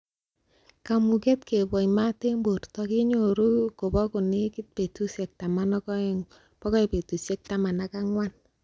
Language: Kalenjin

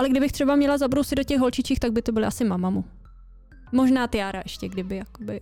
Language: Czech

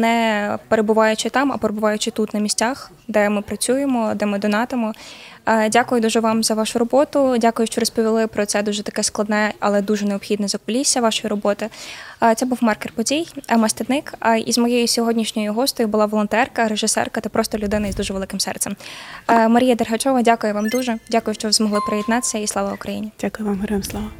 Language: Ukrainian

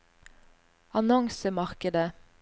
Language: Norwegian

